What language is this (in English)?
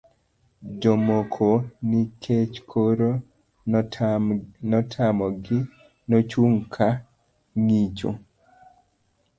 Luo (Kenya and Tanzania)